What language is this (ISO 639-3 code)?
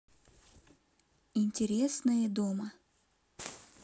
rus